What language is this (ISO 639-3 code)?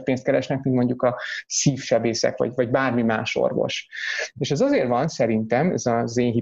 hun